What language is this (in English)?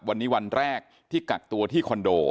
Thai